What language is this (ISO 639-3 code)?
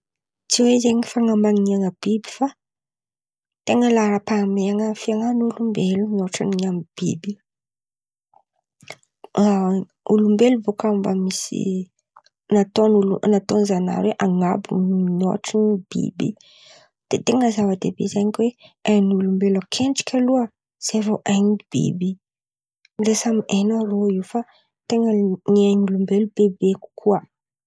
xmv